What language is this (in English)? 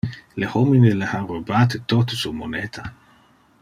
Interlingua